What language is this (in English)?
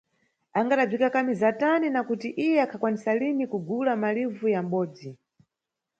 Nyungwe